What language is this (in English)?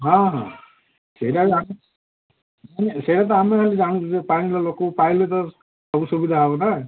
Odia